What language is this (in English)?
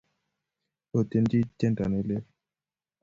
Kalenjin